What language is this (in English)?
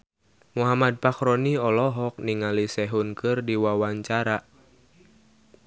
Sundanese